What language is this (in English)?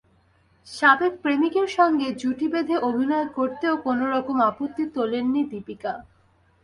Bangla